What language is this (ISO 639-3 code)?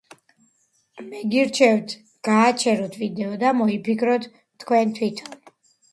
kat